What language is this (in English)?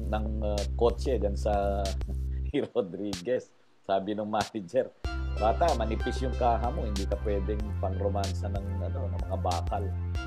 Filipino